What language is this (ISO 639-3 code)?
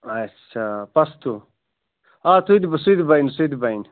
kas